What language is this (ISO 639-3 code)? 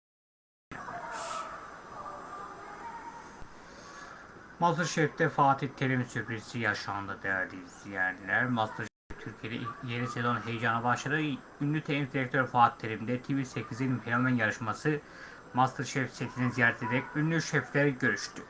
tur